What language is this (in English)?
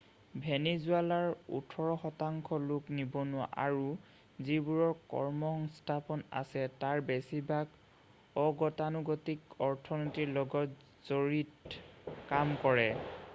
Assamese